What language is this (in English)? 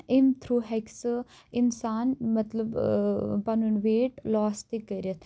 Kashmiri